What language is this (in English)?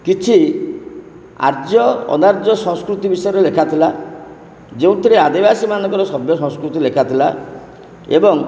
Odia